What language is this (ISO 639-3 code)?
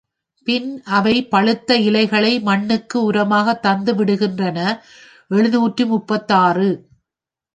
tam